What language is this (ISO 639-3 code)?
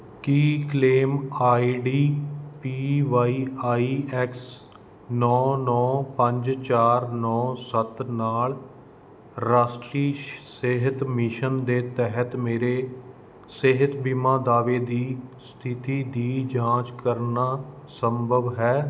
pan